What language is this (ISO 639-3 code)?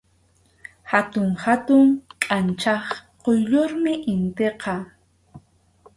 qxu